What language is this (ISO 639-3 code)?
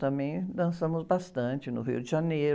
por